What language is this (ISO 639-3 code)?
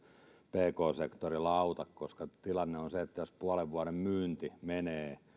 fin